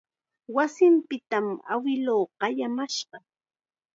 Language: Chiquián Ancash Quechua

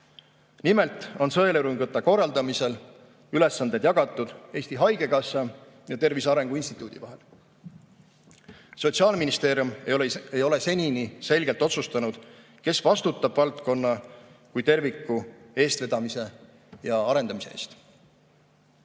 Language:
Estonian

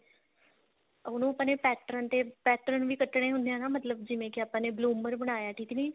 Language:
Punjabi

